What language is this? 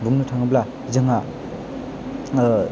Bodo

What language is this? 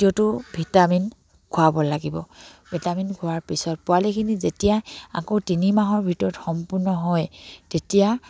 Assamese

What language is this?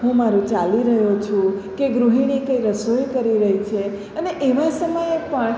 Gujarati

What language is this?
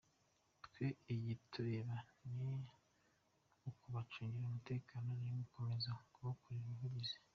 Kinyarwanda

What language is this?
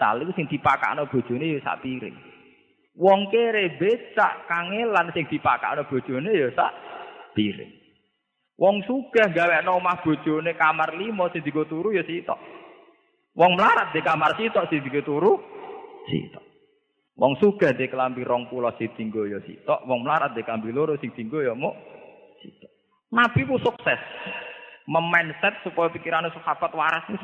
Malay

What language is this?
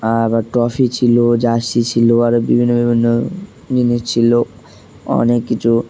Bangla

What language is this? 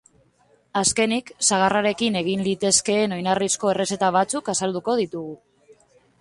Basque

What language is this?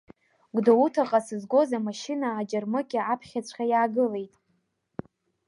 Abkhazian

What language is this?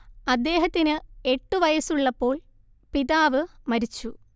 Malayalam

